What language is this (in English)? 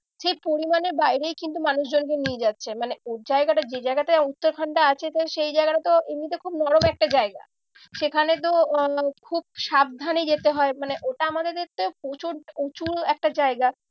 Bangla